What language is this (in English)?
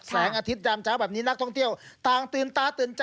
Thai